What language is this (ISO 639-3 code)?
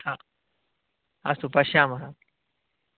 san